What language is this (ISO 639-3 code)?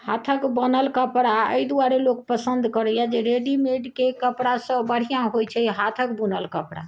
mai